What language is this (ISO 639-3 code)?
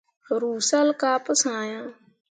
mua